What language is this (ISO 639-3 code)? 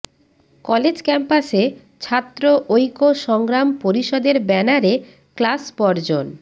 ben